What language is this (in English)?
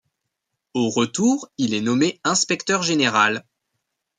French